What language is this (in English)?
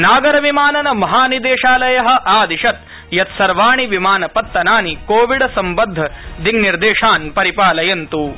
Sanskrit